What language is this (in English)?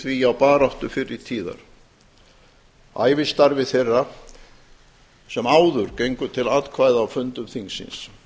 Icelandic